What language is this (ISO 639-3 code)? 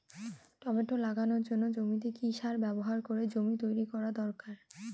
ben